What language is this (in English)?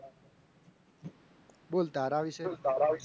Gujarati